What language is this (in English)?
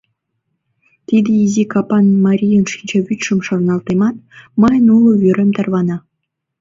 Mari